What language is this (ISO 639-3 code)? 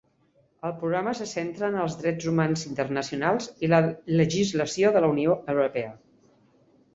cat